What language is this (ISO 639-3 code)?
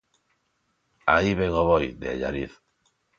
glg